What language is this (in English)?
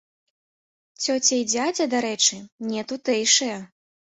Belarusian